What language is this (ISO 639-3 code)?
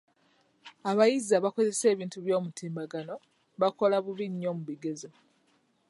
lug